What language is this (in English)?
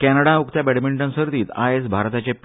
Konkani